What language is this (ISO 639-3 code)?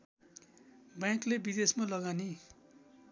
nep